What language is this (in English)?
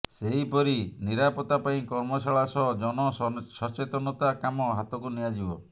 Odia